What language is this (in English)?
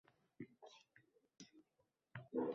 Uzbek